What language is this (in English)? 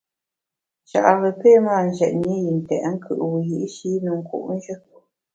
Bamun